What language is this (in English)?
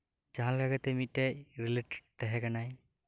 Santali